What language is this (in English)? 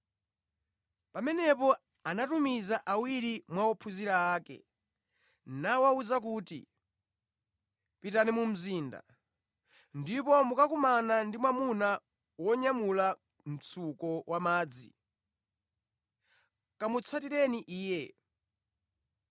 Nyanja